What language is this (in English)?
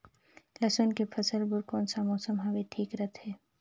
Chhattisgarhi